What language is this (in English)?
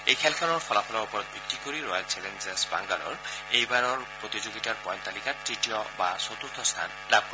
Assamese